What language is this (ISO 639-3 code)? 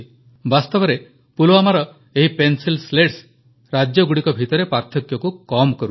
ori